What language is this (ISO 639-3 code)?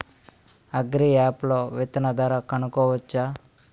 tel